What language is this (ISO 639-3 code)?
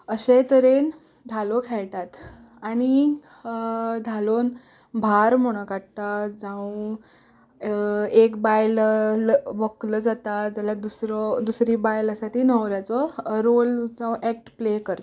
kok